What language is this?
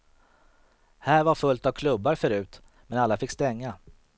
Swedish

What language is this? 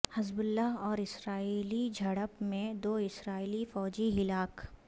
Urdu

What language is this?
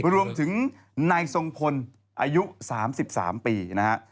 Thai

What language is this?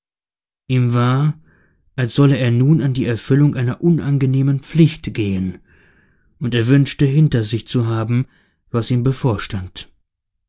German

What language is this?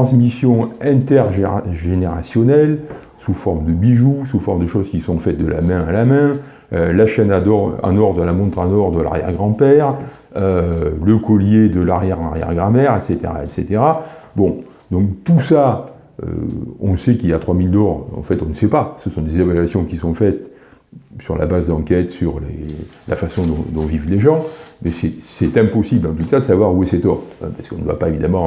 French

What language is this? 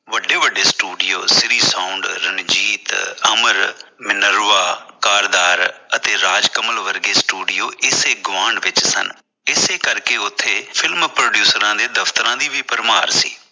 Punjabi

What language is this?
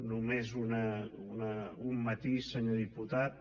Catalan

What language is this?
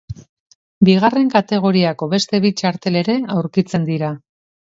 Basque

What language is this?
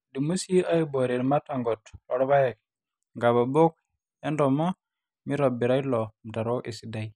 Masai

